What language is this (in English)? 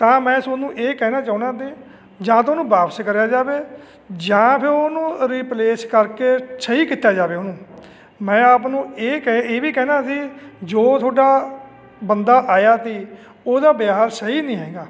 Punjabi